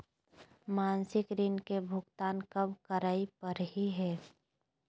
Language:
Magahi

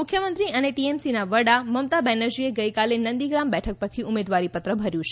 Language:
Gujarati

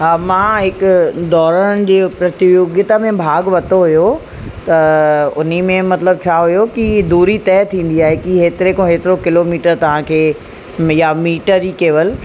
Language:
Sindhi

